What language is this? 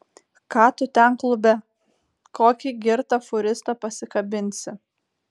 Lithuanian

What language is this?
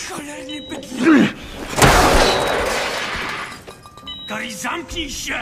Polish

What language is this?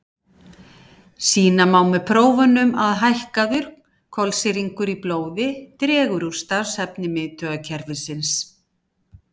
Icelandic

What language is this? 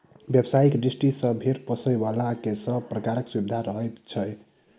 Maithili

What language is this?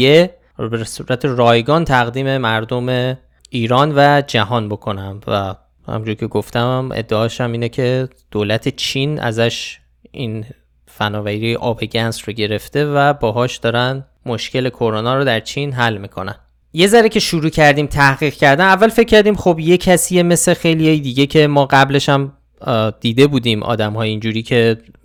Persian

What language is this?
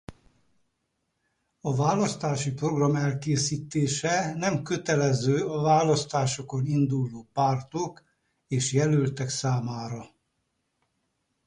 Hungarian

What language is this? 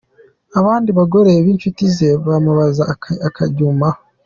Kinyarwanda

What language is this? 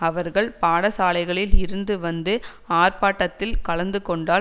Tamil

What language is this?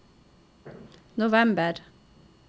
Norwegian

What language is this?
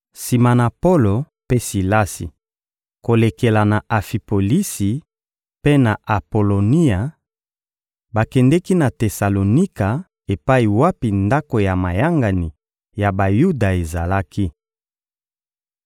Lingala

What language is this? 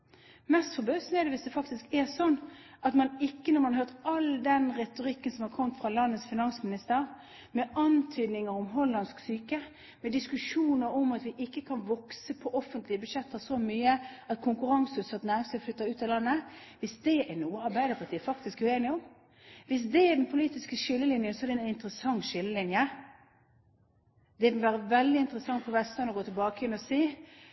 Norwegian Bokmål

